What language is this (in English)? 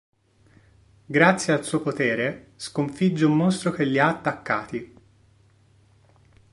Italian